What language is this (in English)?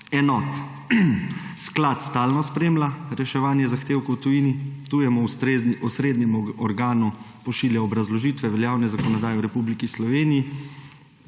Slovenian